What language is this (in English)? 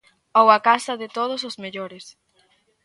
Galician